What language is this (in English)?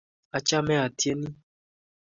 Kalenjin